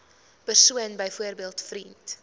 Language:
Afrikaans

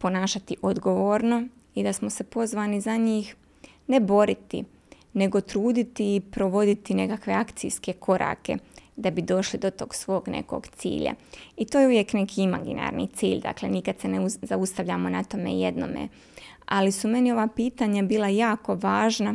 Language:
Croatian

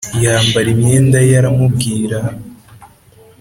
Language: Kinyarwanda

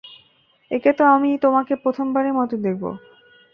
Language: Bangla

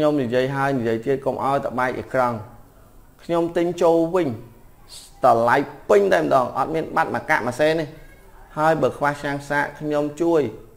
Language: Vietnamese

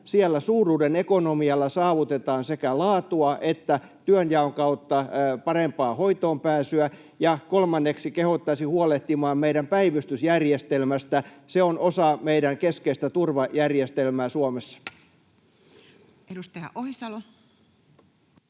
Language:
Finnish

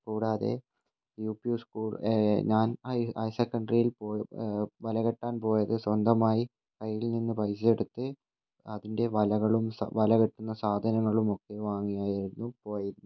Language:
Malayalam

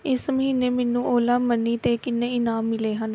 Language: Punjabi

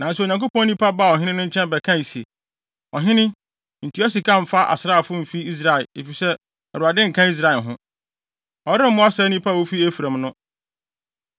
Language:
Akan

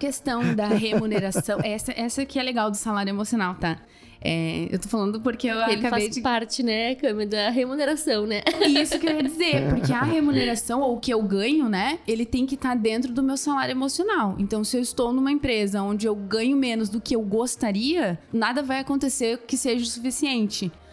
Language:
Portuguese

